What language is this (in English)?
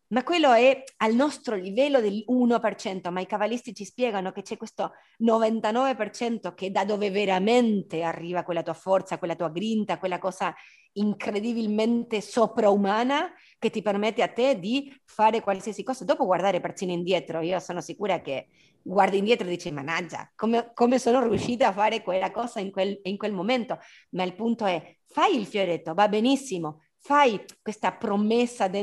Italian